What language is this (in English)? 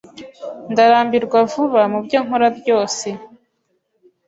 Kinyarwanda